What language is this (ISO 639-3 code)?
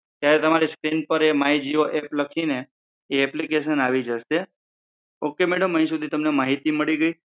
guj